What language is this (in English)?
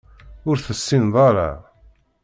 Kabyle